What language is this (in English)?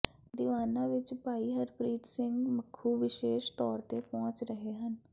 Punjabi